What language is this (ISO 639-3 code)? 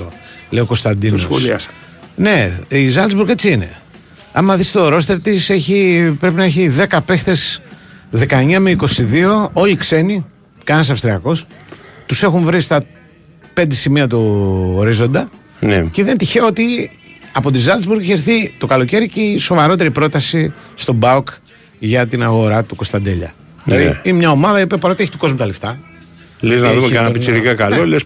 ell